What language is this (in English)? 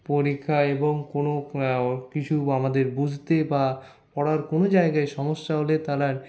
Bangla